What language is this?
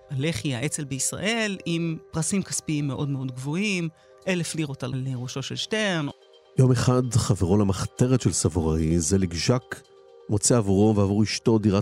Hebrew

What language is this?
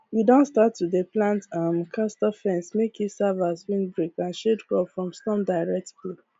Nigerian Pidgin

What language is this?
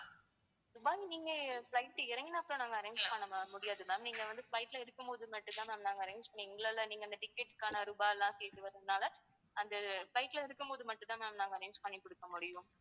Tamil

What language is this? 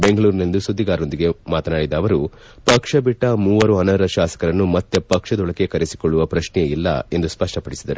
Kannada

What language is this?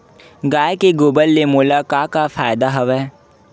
Chhattisgarhi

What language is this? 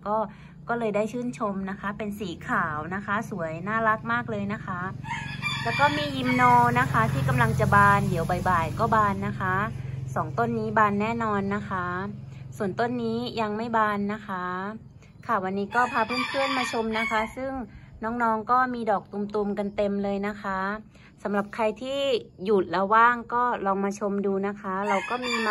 Thai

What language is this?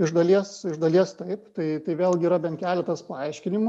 Lithuanian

